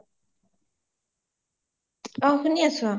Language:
Assamese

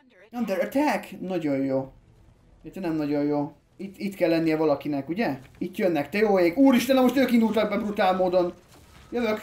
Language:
Hungarian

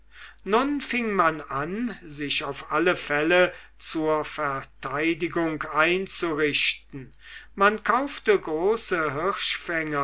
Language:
German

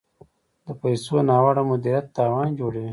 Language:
Pashto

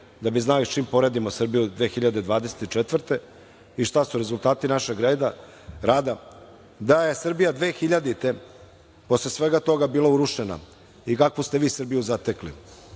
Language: Serbian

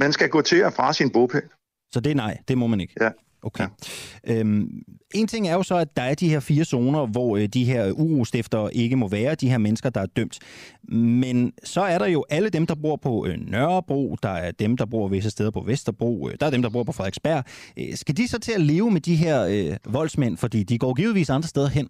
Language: Danish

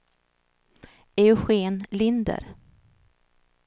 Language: Swedish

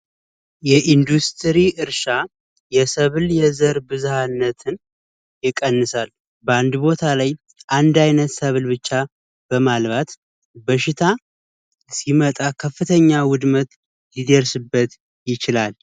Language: Amharic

